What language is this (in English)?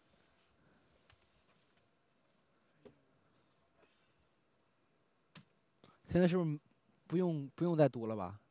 Chinese